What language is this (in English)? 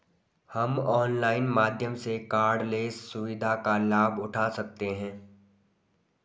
Hindi